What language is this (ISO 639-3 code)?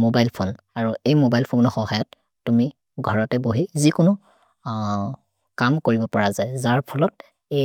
mrr